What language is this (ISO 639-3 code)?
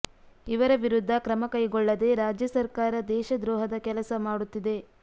kan